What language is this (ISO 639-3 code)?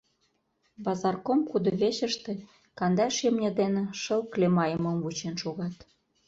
chm